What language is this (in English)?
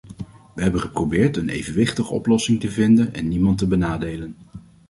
Dutch